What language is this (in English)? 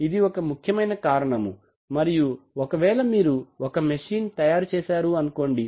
Telugu